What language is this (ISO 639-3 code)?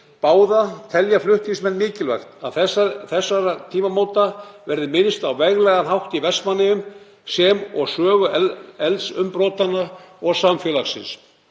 isl